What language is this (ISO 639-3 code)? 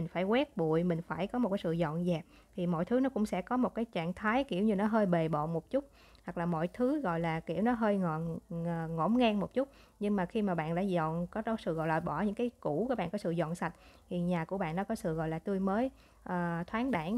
vie